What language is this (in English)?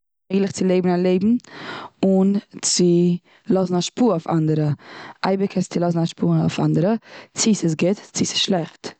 Yiddish